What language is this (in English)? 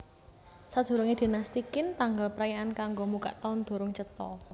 Javanese